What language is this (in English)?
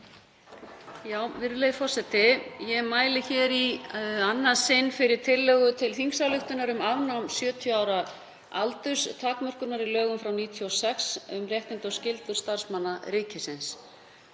Icelandic